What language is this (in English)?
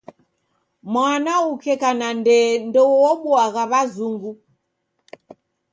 Taita